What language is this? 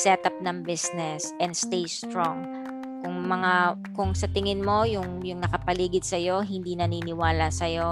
Filipino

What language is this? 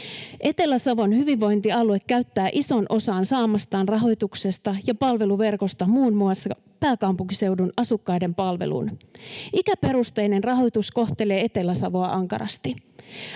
Finnish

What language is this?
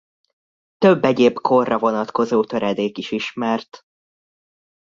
Hungarian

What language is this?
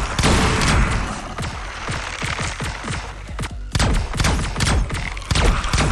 Vietnamese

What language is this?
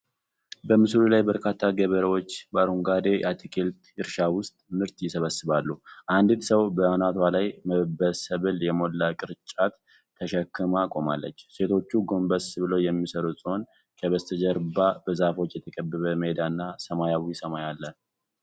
Amharic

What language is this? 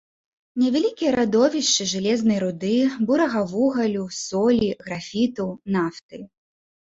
Belarusian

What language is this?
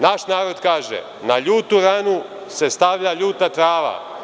Serbian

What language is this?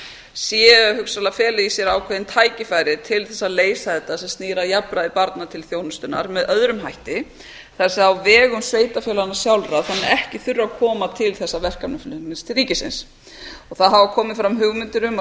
Icelandic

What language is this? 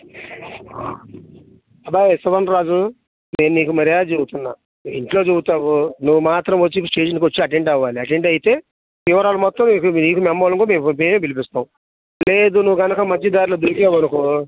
Telugu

